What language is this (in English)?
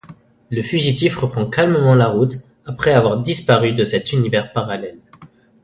French